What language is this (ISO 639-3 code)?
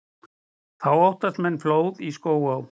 isl